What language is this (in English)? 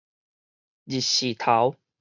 Min Nan Chinese